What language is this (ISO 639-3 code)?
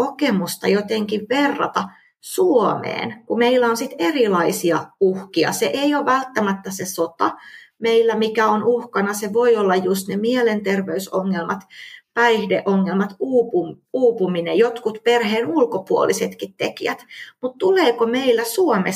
fin